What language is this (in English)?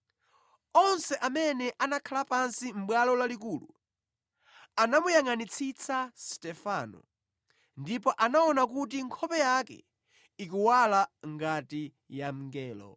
Nyanja